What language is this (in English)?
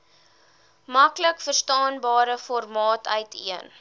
Afrikaans